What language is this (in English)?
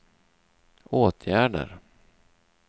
Swedish